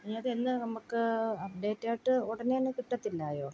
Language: Malayalam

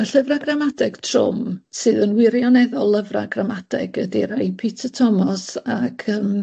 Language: Welsh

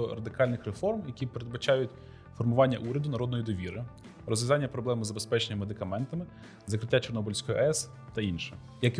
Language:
Ukrainian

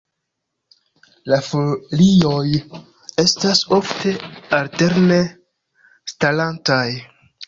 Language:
Esperanto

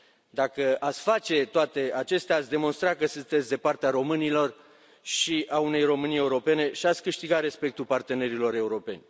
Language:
Romanian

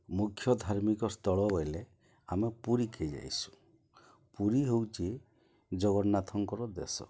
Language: Odia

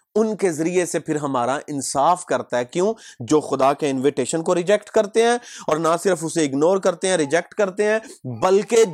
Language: Urdu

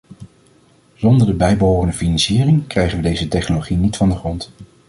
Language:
Dutch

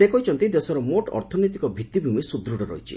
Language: Odia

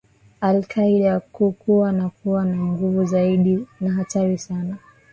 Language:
Swahili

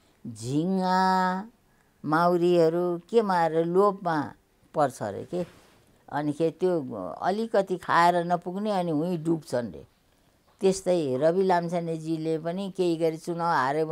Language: Romanian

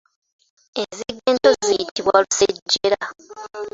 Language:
Ganda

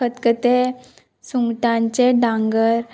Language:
Konkani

